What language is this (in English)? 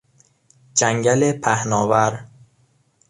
Persian